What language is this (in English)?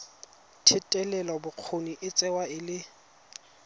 Tswana